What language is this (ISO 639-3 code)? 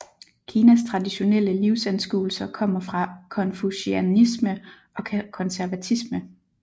dan